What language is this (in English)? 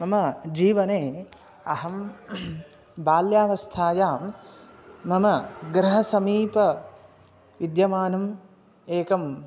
Sanskrit